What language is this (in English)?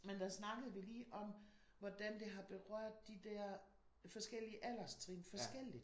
Danish